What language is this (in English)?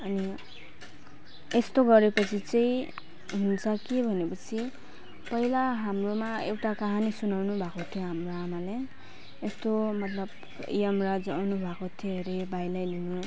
Nepali